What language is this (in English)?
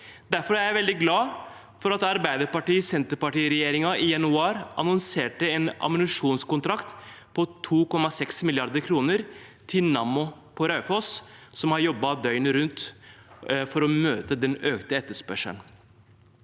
Norwegian